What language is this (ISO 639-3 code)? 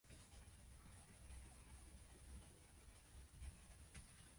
jpn